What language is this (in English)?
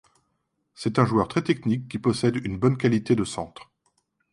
French